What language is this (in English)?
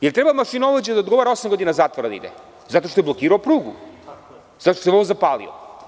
Serbian